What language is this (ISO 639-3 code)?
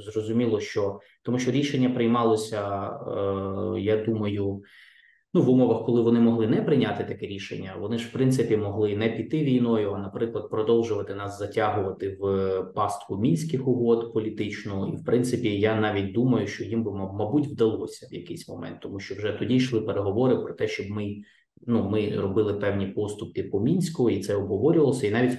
ukr